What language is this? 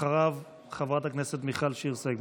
Hebrew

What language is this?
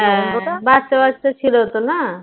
Bangla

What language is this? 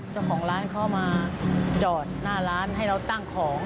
Thai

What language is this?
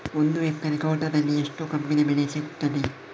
Kannada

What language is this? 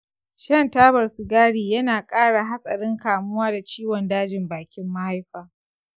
Hausa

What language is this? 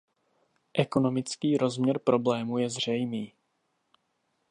Czech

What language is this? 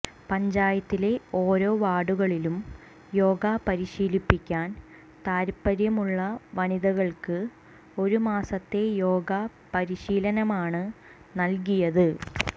Malayalam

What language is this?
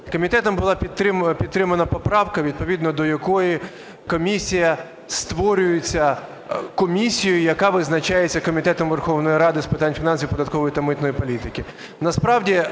Ukrainian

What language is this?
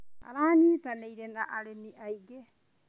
Kikuyu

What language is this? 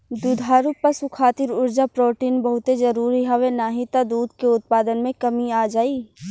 Bhojpuri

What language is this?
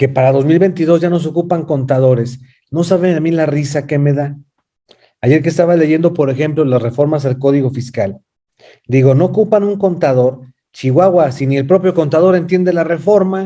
Spanish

